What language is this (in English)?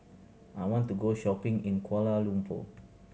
English